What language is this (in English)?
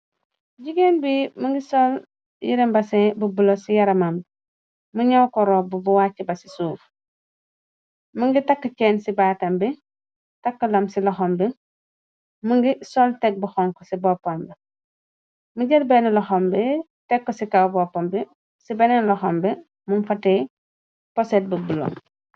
Wolof